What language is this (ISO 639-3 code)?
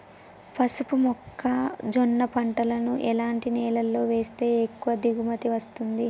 tel